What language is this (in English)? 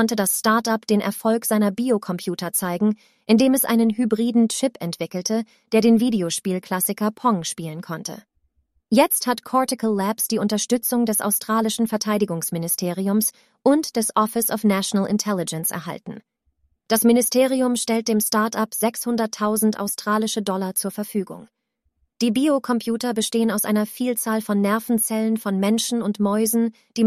German